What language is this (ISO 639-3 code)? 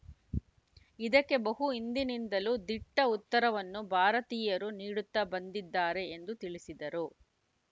kan